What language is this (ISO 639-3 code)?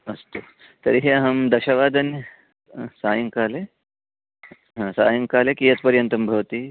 san